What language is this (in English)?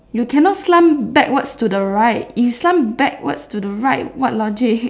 English